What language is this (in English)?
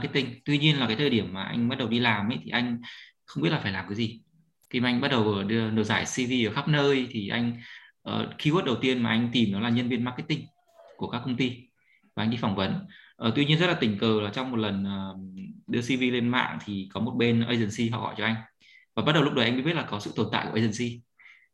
Vietnamese